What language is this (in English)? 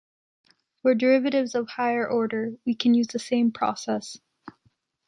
English